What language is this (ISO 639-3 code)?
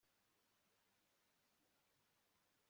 kin